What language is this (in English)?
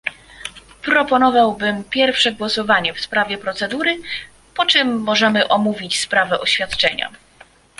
Polish